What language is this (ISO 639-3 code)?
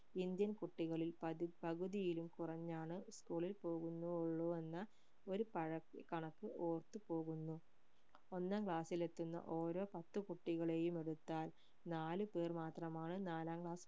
mal